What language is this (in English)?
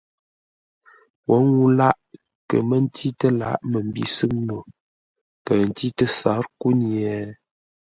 Ngombale